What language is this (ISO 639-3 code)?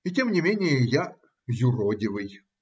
rus